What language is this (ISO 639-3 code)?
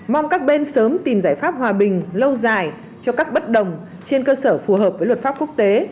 vie